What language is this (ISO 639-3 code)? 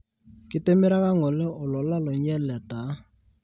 mas